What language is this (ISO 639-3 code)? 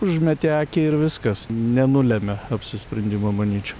lit